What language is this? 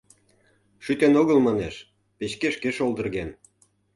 Mari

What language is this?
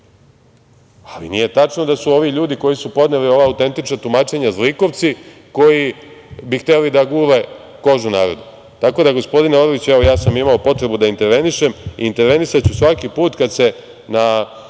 Serbian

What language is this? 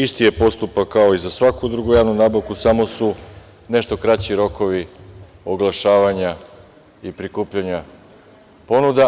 Serbian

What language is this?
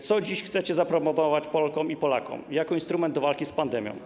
Polish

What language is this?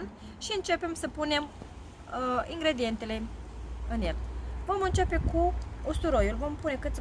Romanian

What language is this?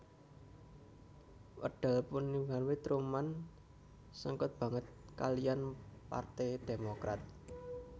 Javanese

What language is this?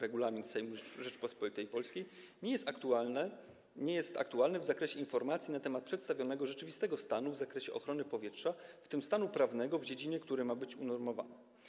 Polish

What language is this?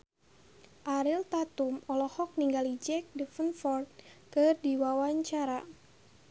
Sundanese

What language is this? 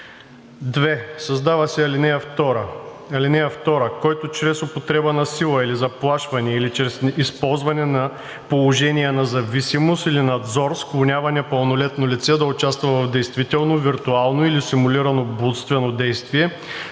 Bulgarian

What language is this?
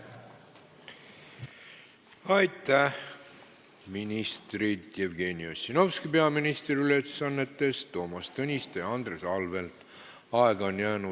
Estonian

